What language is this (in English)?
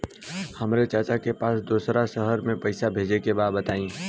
Bhojpuri